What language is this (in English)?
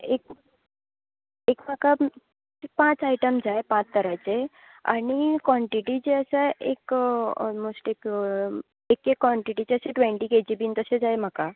Konkani